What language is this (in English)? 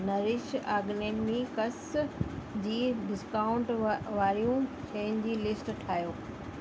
Sindhi